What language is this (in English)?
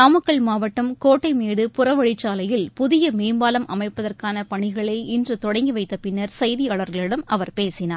Tamil